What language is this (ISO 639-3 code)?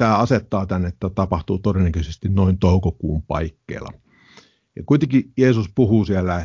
fin